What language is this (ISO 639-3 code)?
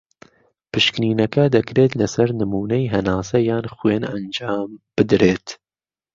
ckb